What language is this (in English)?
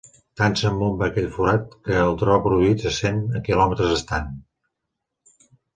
Catalan